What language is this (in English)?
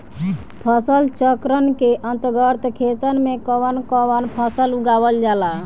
Bhojpuri